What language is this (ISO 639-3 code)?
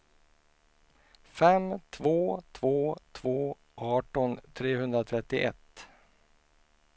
swe